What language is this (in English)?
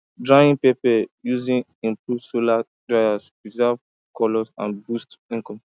Nigerian Pidgin